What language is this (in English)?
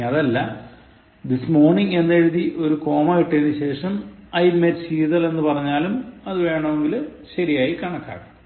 Malayalam